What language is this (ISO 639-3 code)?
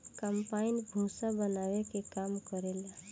bho